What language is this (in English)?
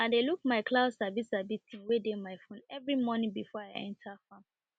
Nigerian Pidgin